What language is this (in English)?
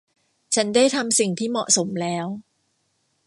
Thai